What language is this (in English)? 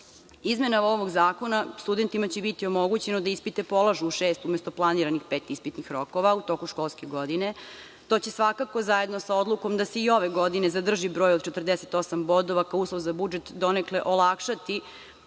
Serbian